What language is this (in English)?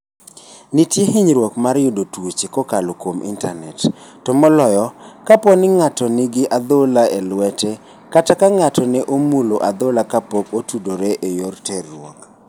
Luo (Kenya and Tanzania)